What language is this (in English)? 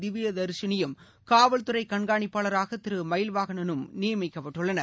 Tamil